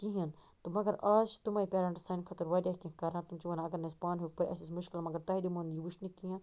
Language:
Kashmiri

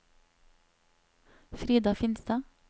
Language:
Norwegian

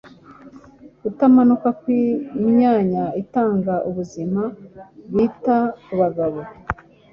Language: Kinyarwanda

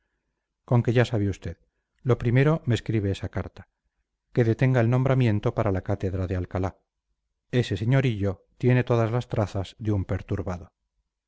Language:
Spanish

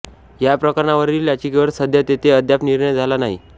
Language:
Marathi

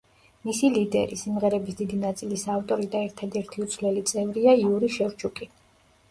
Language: Georgian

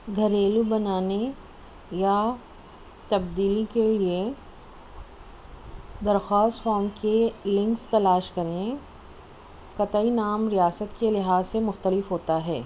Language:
Urdu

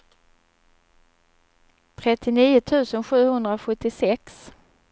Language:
Swedish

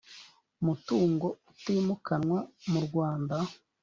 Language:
Kinyarwanda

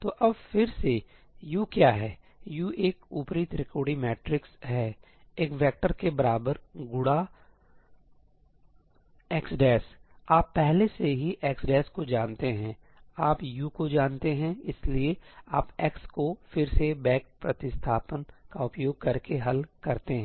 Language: Hindi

